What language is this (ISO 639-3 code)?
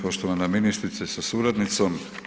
hrv